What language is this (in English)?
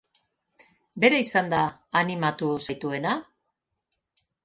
Basque